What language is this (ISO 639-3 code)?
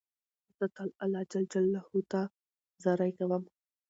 pus